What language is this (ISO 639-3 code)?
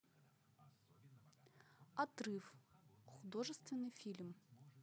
rus